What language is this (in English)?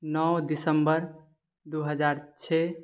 Maithili